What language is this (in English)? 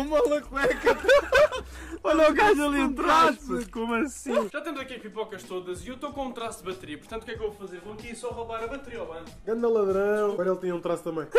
Portuguese